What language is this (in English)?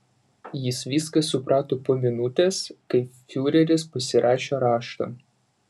Lithuanian